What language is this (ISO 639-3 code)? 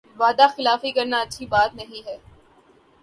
urd